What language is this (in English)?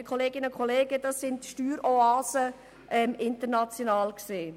Swiss German